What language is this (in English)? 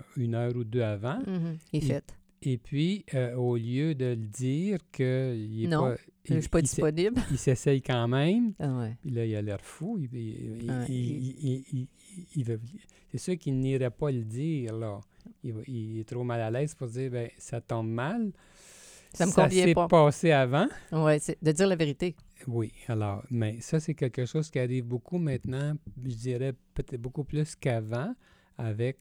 French